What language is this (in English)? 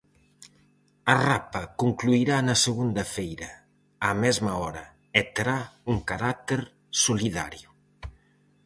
Galician